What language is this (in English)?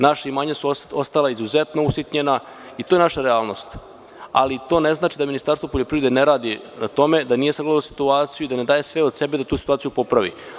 Serbian